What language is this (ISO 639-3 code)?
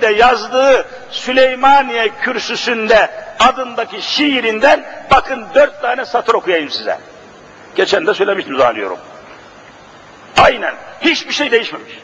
tur